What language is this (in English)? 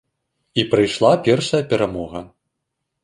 Belarusian